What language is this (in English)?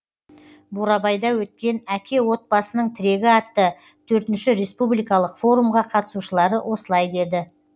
Kazakh